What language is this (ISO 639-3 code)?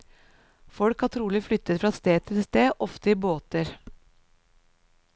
nor